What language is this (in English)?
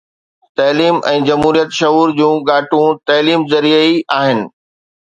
Sindhi